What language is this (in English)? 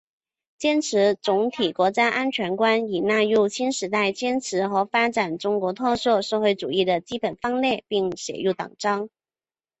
Chinese